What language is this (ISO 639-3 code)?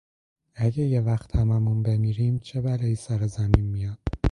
fas